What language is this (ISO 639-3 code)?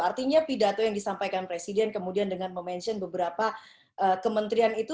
ind